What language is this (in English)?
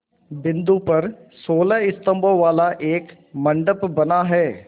Hindi